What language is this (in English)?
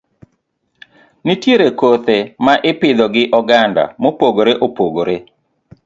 Luo (Kenya and Tanzania)